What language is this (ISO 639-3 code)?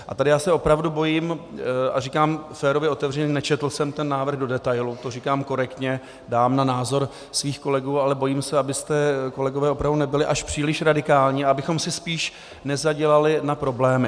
ces